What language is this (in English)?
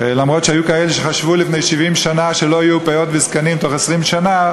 Hebrew